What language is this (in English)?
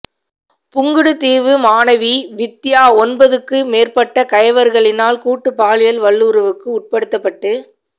Tamil